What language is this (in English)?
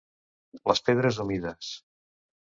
Catalan